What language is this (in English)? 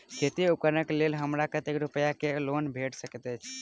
Maithili